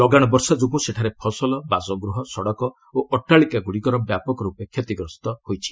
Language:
Odia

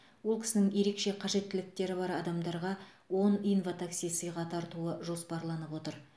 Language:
Kazakh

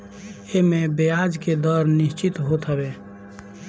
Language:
Bhojpuri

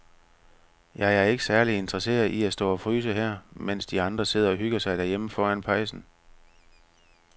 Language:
Danish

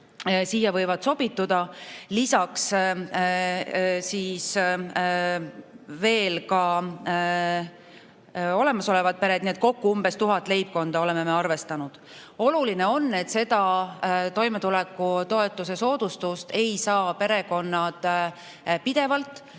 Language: Estonian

